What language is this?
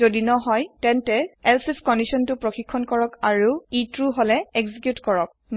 Assamese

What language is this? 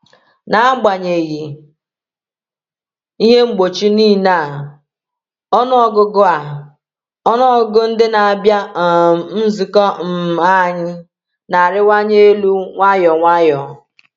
Igbo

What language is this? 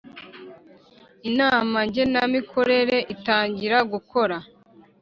Kinyarwanda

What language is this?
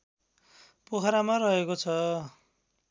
Nepali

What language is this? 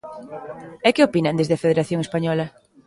Galician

